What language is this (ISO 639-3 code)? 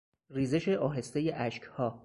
fas